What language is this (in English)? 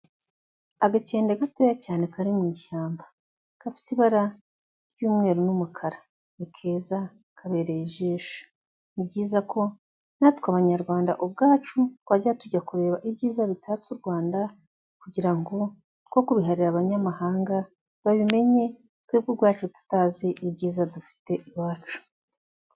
Kinyarwanda